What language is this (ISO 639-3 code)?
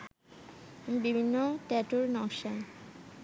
ben